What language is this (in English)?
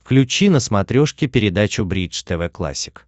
Russian